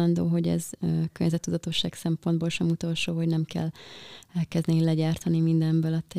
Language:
Hungarian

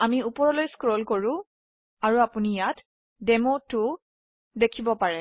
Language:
Assamese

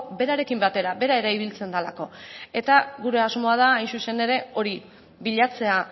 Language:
Basque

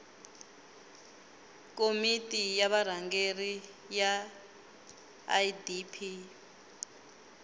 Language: Tsonga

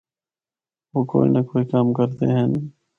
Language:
Northern Hindko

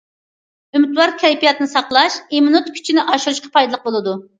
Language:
Uyghur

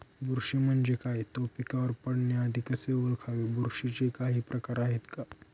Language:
Marathi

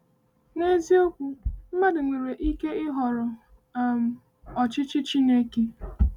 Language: Igbo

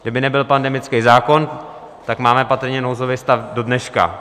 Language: Czech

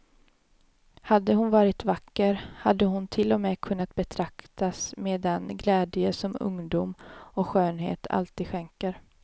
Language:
Swedish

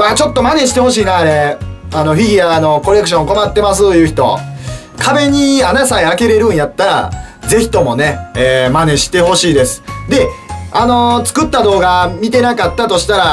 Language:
Japanese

